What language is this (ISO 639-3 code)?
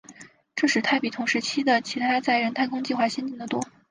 zho